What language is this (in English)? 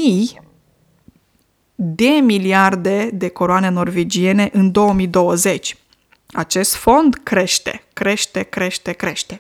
Romanian